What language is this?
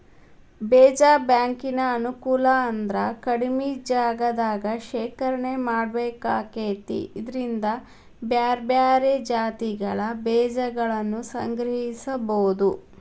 Kannada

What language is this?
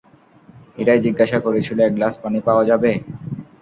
Bangla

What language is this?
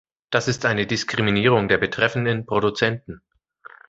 German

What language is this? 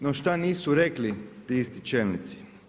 Croatian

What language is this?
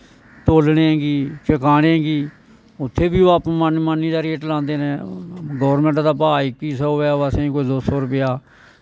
Dogri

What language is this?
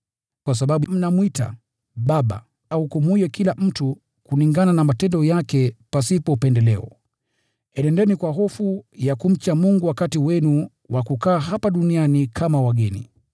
Swahili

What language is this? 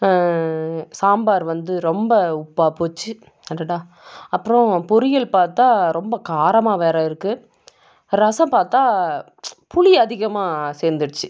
Tamil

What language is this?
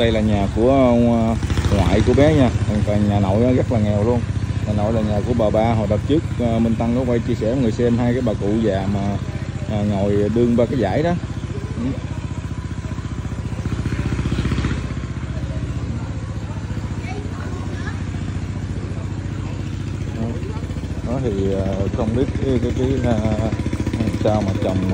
Vietnamese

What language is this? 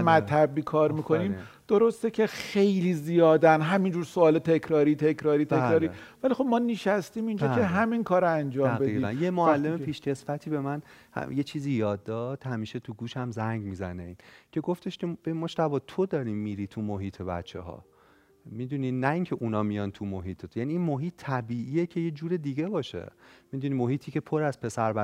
Persian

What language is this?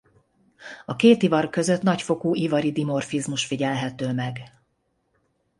Hungarian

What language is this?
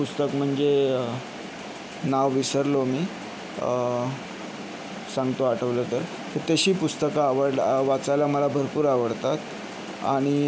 Marathi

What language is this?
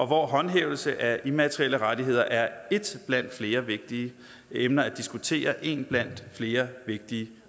Danish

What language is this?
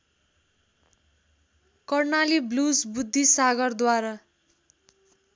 Nepali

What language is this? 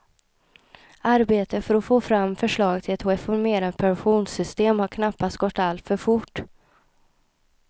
Swedish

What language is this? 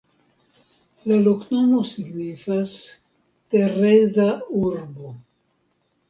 Esperanto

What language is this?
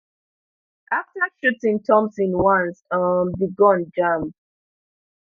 Nigerian Pidgin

